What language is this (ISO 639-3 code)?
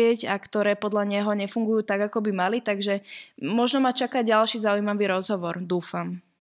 slk